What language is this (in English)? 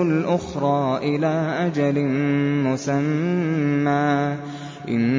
Arabic